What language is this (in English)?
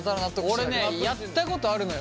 Japanese